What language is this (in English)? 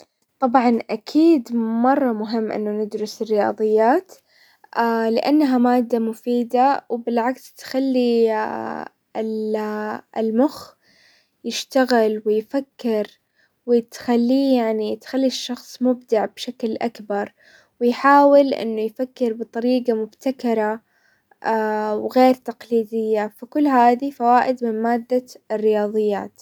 Hijazi Arabic